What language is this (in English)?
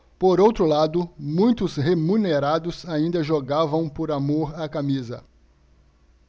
Portuguese